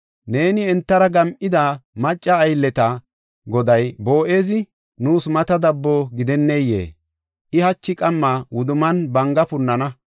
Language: Gofa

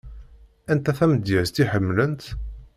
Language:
Kabyle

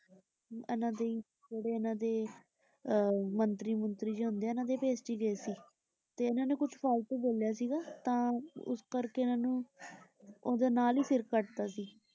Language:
Punjabi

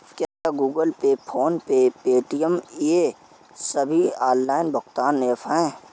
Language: Hindi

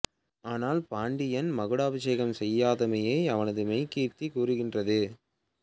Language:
Tamil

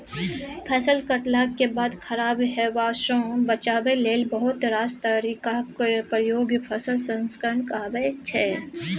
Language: Maithili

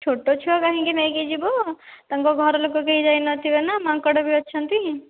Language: Odia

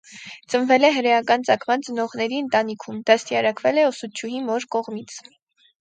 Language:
Armenian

